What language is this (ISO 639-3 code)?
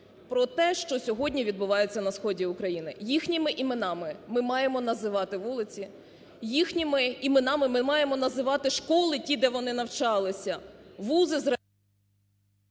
ukr